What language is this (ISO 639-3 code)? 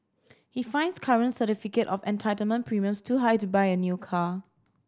eng